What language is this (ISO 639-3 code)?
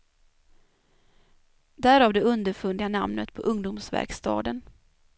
swe